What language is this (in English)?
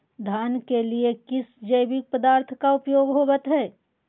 Magahi